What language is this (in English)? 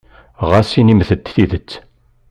Kabyle